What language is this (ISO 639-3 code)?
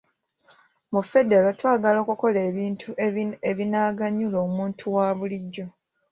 lug